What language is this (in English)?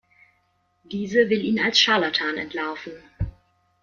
German